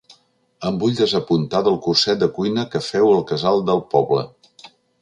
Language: Catalan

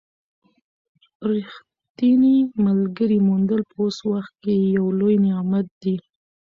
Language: Pashto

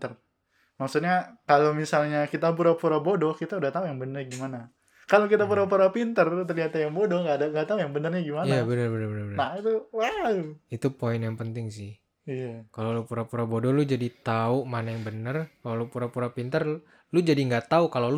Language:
Indonesian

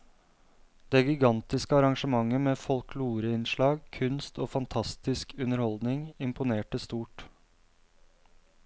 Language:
Norwegian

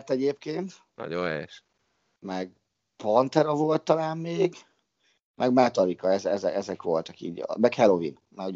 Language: Hungarian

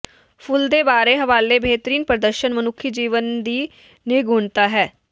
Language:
Punjabi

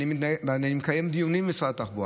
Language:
Hebrew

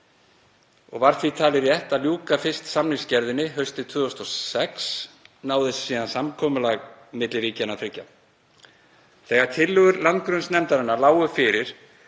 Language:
Icelandic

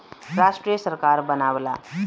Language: Bhojpuri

